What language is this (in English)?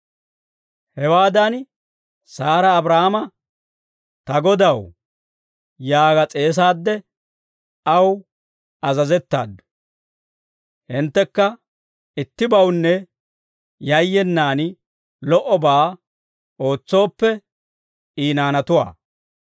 Dawro